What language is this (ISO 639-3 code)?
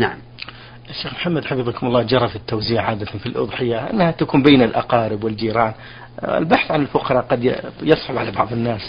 ara